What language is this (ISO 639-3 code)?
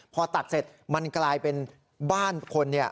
tha